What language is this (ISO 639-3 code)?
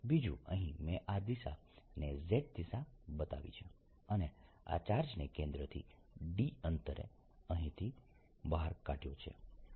guj